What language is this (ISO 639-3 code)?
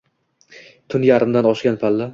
uzb